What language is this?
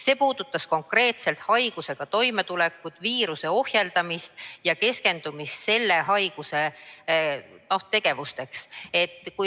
Estonian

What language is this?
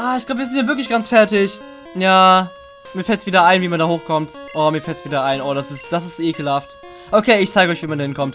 German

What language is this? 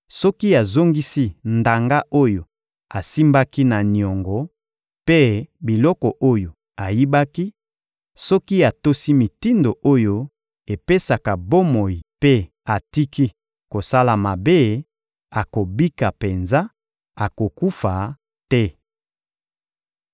Lingala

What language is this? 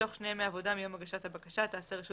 Hebrew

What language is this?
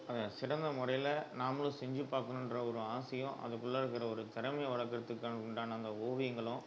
Tamil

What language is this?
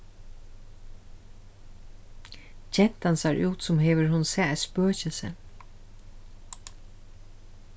Faroese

